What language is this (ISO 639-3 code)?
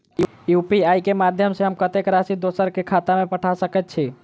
mai